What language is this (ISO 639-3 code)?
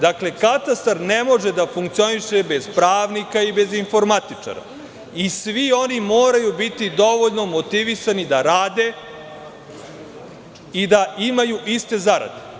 srp